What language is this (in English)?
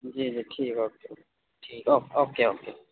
Urdu